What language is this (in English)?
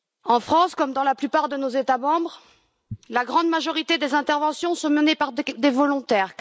French